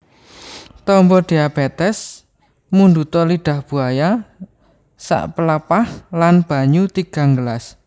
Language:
Javanese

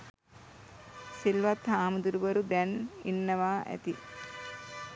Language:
Sinhala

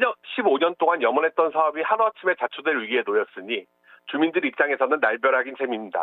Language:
Korean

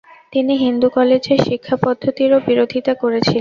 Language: Bangla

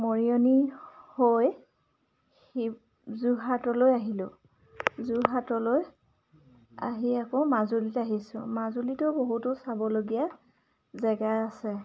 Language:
Assamese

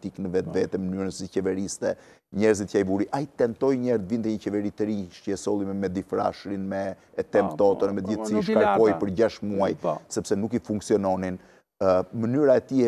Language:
Romanian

